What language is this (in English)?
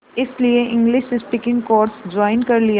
Hindi